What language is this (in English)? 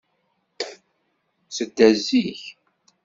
Kabyle